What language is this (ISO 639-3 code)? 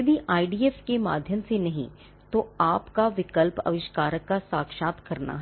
hin